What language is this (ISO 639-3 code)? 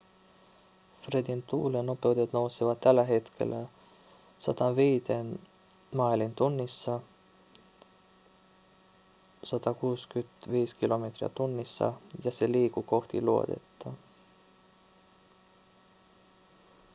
fin